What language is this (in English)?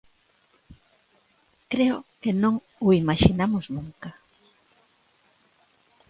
Galician